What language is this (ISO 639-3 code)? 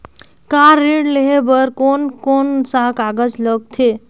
hne